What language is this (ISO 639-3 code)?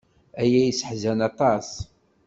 kab